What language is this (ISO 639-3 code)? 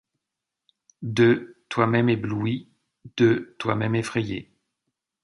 fra